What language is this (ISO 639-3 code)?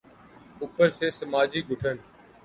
urd